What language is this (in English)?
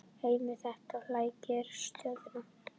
Icelandic